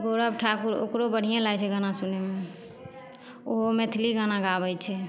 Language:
Maithili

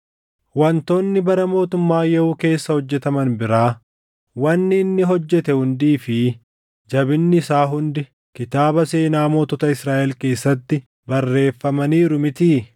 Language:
Oromo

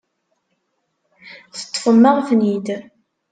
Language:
Kabyle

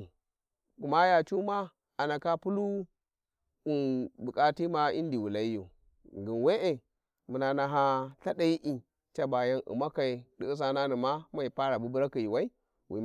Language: Warji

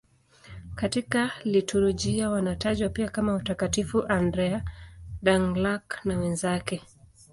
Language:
Swahili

